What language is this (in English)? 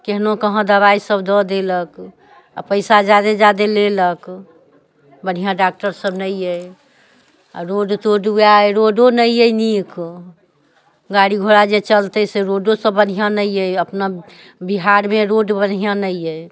Maithili